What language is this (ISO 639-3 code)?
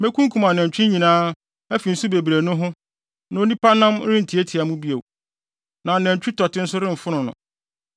aka